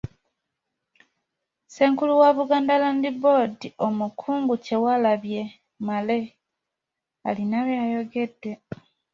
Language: Ganda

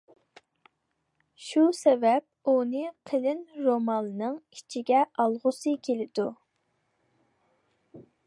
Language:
Uyghur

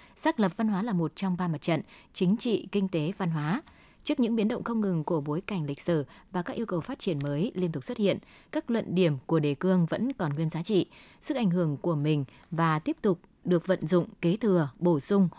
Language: Vietnamese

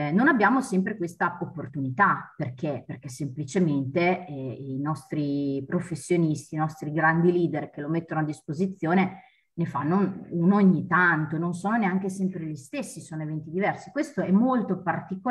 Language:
Italian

